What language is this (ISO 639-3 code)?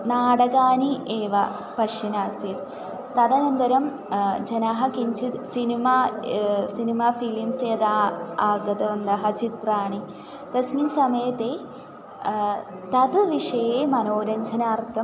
san